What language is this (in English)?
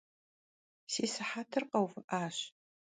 Kabardian